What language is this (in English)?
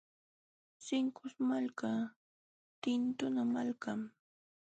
Jauja Wanca Quechua